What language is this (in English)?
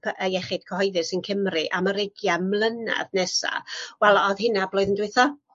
Welsh